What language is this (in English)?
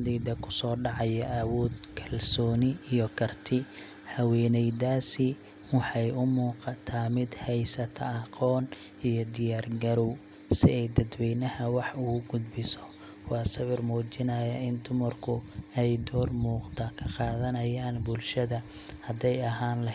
Somali